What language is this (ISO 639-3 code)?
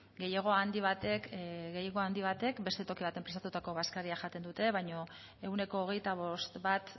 eus